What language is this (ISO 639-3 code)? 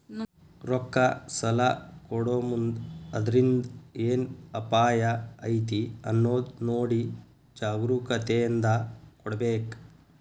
kan